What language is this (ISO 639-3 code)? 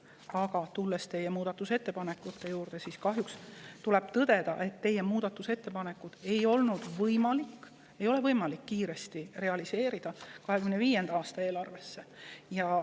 est